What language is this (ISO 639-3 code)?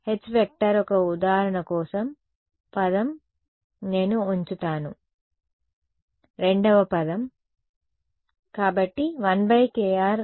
tel